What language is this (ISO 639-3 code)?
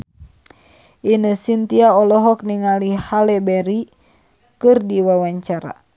sun